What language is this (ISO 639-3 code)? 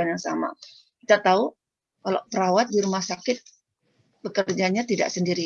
ind